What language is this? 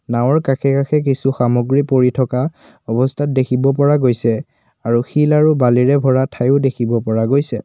Assamese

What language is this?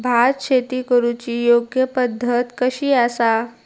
Marathi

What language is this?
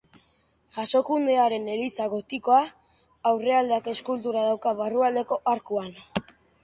Basque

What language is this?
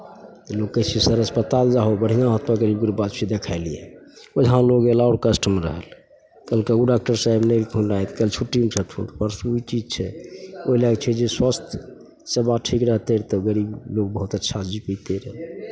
Maithili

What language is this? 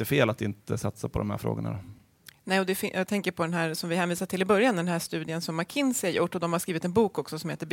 Swedish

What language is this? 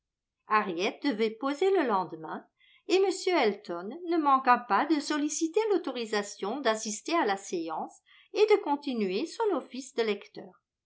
French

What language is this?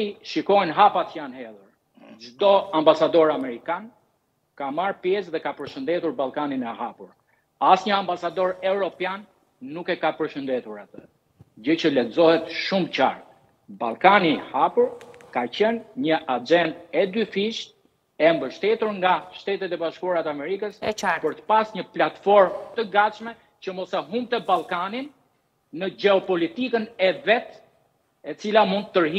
Romanian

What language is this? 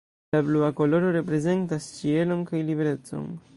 Esperanto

